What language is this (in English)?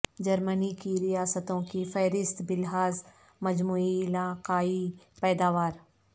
Urdu